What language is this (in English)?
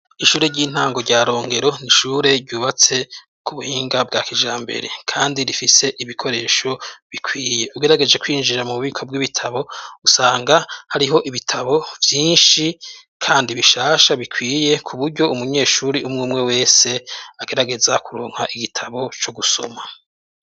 Rundi